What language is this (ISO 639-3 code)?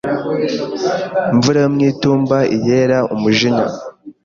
kin